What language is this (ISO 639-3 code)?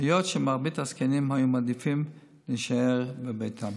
heb